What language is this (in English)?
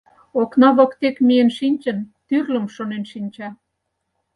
Mari